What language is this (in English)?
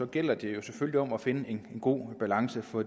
Danish